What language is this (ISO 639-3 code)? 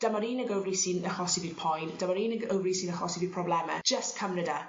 cym